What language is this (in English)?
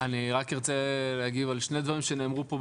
Hebrew